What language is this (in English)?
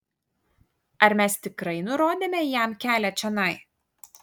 Lithuanian